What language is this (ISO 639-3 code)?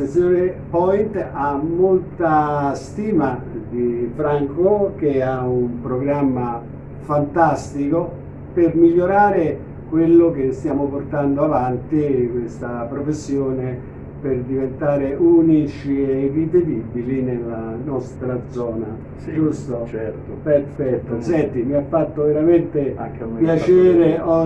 ita